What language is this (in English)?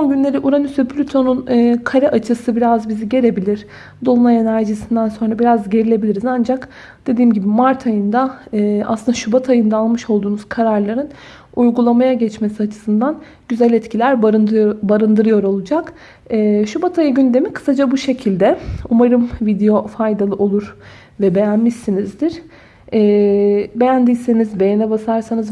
Turkish